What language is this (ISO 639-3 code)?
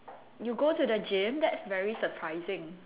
eng